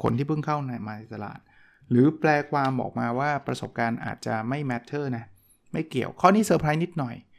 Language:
Thai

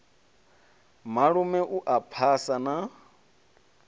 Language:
Venda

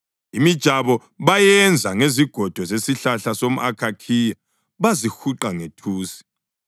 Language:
North Ndebele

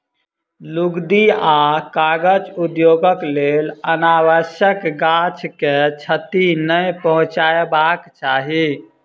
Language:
Maithili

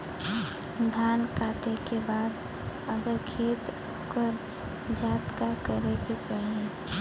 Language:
Bhojpuri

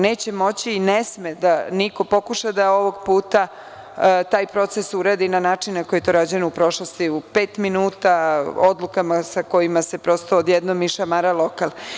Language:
Serbian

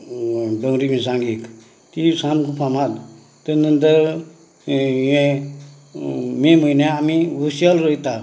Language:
Konkani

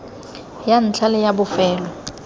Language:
Tswana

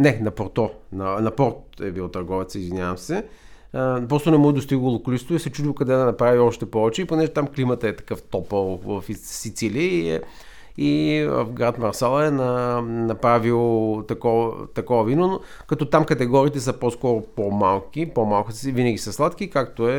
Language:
Bulgarian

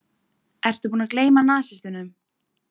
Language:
Icelandic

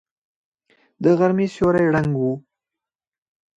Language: Pashto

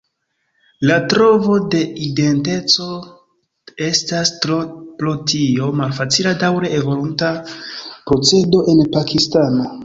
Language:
Esperanto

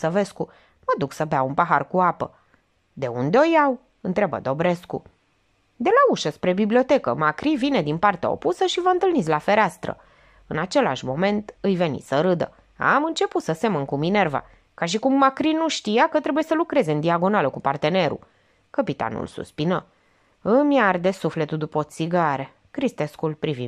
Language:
Romanian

